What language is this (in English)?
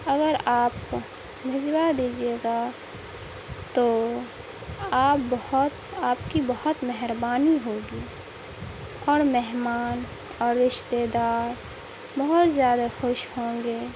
Urdu